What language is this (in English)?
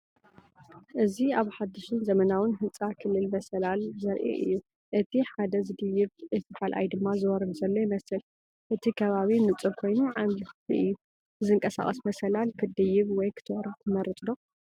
Tigrinya